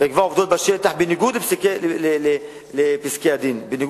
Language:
Hebrew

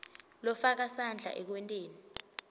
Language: Swati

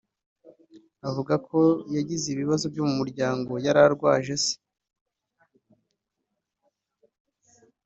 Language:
Kinyarwanda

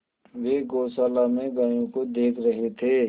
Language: Hindi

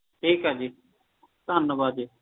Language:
Punjabi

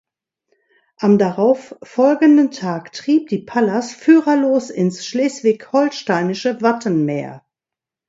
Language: German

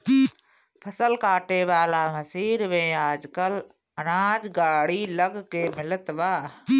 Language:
Bhojpuri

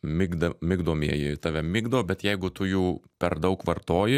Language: Lithuanian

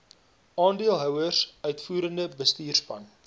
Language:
Afrikaans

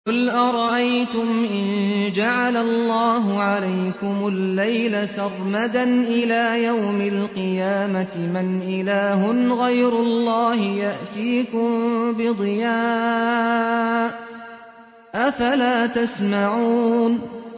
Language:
Arabic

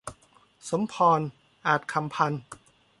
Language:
Thai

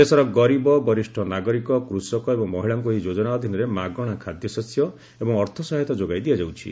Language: Odia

